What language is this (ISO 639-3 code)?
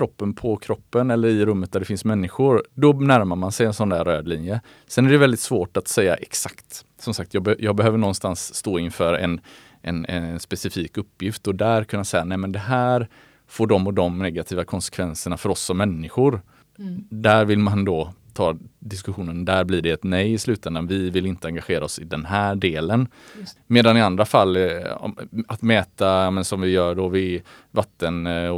swe